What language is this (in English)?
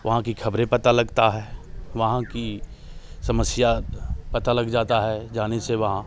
Hindi